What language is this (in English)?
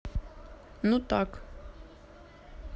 Russian